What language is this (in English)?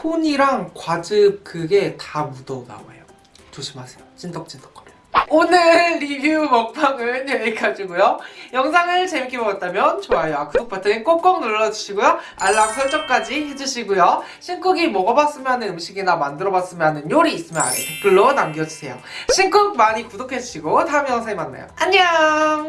Korean